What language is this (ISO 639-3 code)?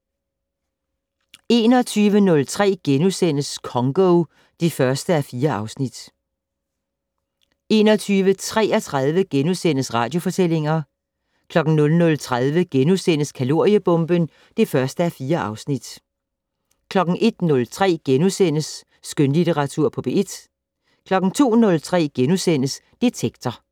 dan